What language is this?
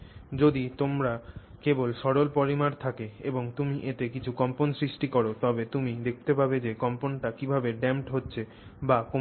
Bangla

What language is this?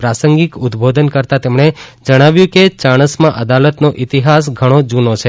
Gujarati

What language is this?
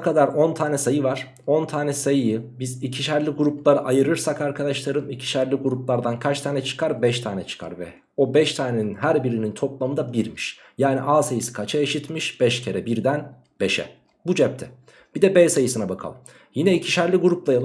Turkish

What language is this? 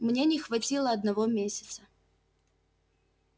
Russian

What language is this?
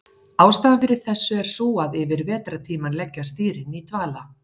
Icelandic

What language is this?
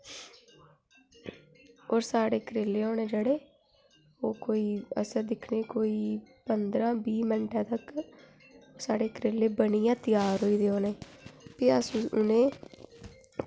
Dogri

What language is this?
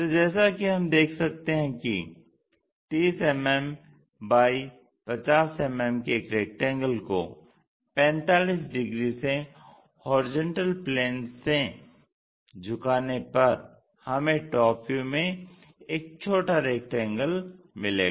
Hindi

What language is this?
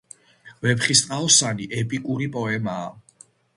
Georgian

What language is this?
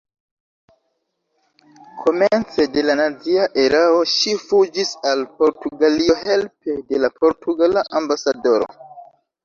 Esperanto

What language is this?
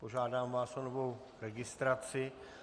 Czech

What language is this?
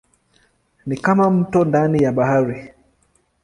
Swahili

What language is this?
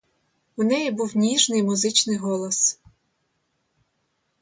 Ukrainian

